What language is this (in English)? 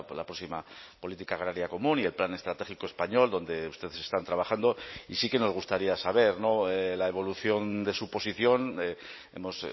Spanish